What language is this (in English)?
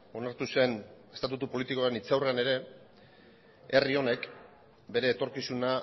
Basque